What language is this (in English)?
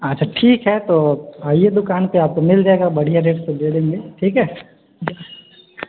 Maithili